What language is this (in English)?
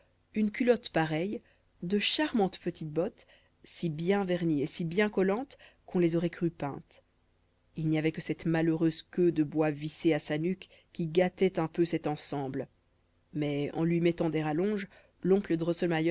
French